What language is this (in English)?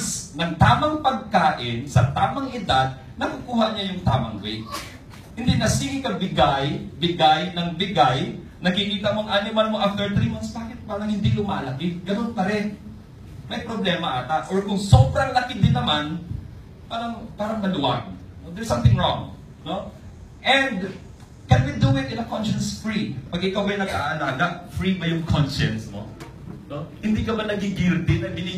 Filipino